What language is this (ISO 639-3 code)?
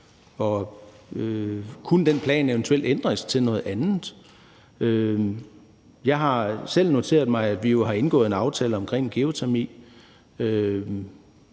dan